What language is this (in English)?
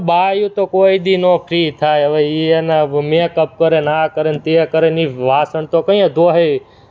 Gujarati